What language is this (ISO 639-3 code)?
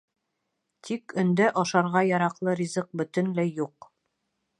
bak